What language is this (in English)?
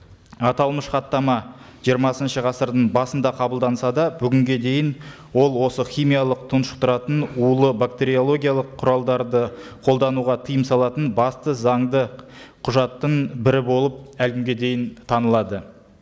Kazakh